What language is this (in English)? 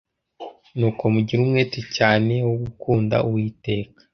Kinyarwanda